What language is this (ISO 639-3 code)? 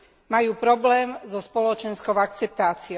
slk